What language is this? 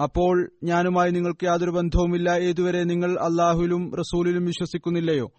Malayalam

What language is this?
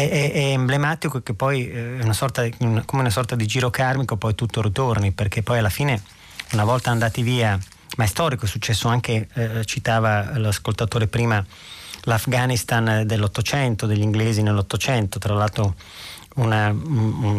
Italian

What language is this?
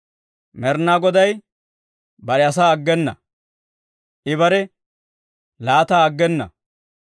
Dawro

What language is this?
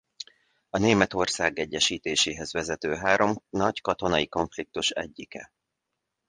Hungarian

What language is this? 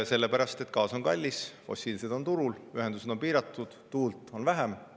Estonian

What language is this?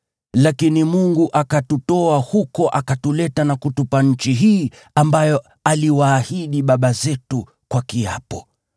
Swahili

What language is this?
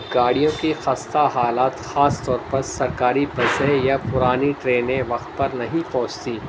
Urdu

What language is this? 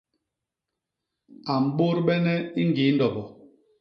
Basaa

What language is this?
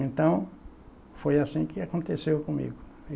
Portuguese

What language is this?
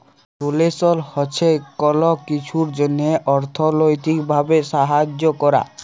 Bangla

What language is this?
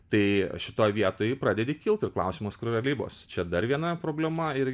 Lithuanian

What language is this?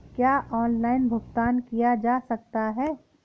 Hindi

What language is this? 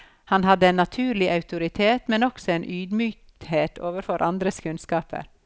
Norwegian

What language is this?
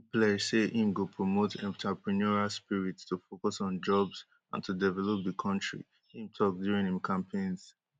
Nigerian Pidgin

